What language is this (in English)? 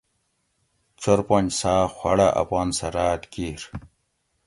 Gawri